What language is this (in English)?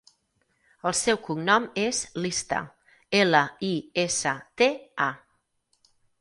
Catalan